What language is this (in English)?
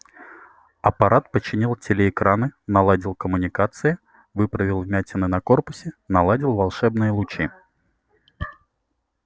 Russian